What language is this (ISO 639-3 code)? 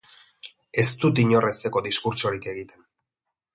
eus